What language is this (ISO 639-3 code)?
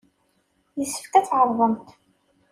kab